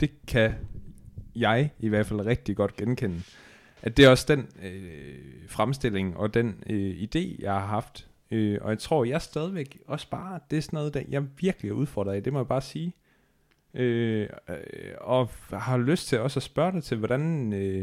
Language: Danish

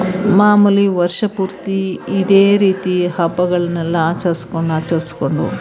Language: Kannada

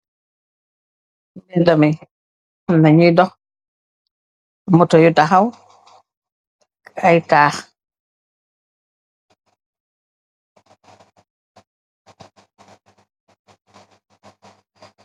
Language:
Wolof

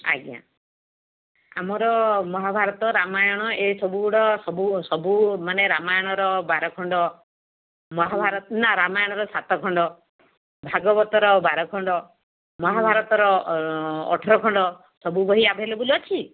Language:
Odia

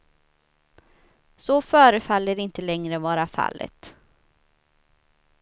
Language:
Swedish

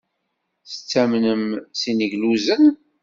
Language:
Kabyle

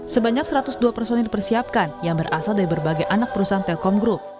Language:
Indonesian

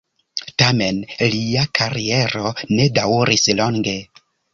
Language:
Esperanto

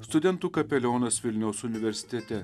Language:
Lithuanian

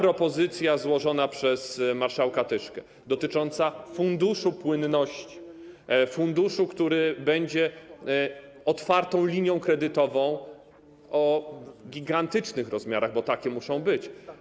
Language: Polish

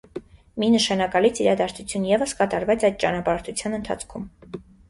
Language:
Armenian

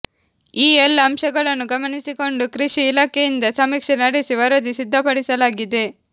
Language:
Kannada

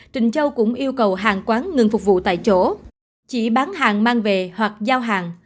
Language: Vietnamese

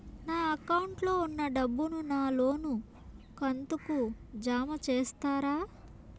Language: Telugu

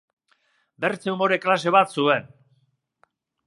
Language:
Basque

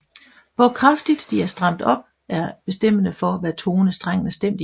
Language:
Danish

